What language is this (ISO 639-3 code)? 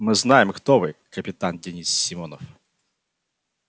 rus